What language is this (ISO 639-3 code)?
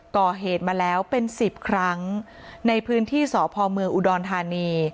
tha